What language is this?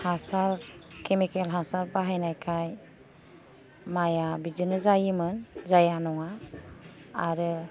Bodo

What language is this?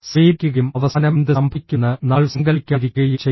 Malayalam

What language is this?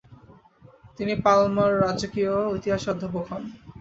Bangla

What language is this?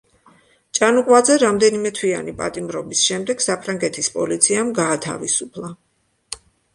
Georgian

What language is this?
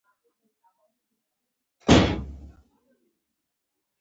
Pashto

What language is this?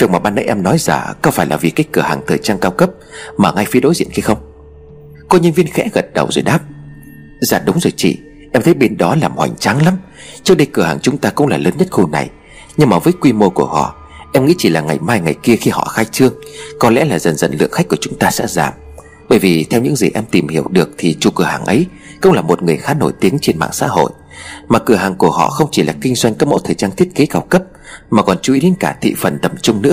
Vietnamese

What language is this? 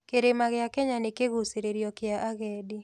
Kikuyu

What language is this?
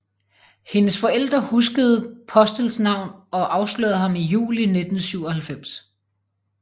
Danish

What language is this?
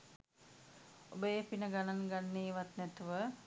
Sinhala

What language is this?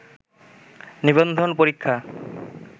Bangla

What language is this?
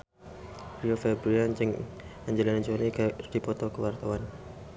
Sundanese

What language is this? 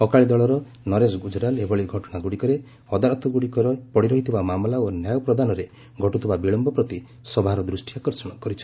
Odia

